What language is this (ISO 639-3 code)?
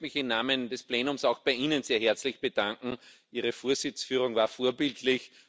deu